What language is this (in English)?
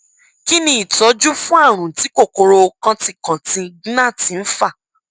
Yoruba